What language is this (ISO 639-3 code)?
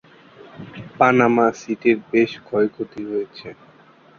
ben